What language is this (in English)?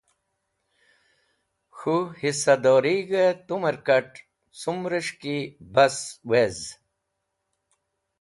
Wakhi